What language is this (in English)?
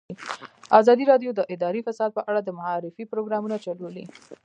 Pashto